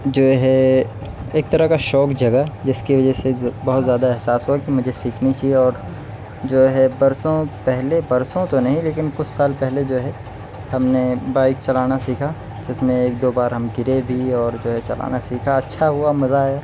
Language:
Urdu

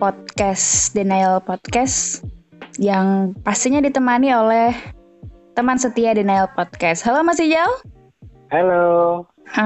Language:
Indonesian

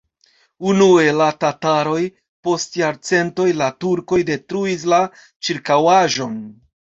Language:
Esperanto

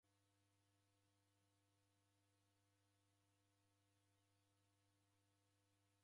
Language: Taita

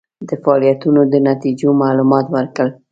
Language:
Pashto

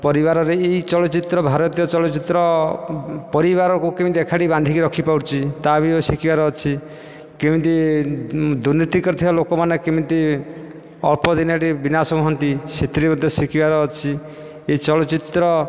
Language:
Odia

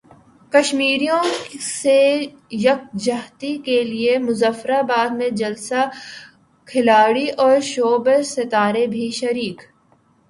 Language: Urdu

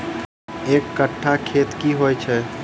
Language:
Maithili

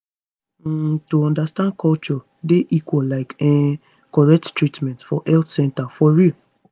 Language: Nigerian Pidgin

